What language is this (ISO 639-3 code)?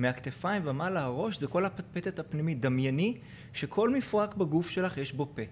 heb